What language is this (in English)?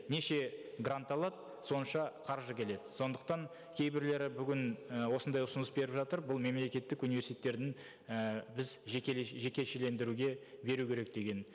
Kazakh